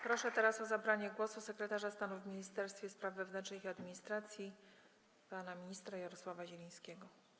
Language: Polish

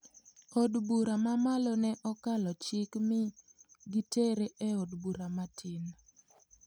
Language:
Luo (Kenya and Tanzania)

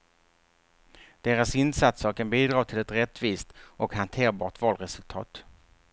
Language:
Swedish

